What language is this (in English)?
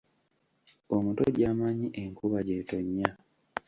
Ganda